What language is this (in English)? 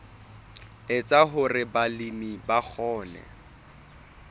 Southern Sotho